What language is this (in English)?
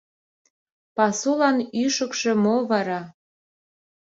Mari